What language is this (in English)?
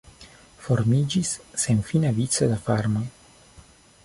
Esperanto